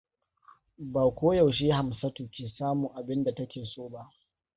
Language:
Hausa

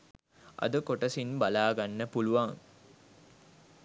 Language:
Sinhala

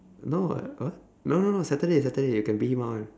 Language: English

